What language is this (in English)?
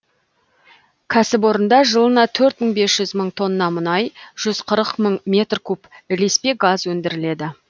Kazakh